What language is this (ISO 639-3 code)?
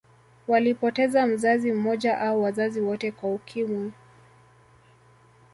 swa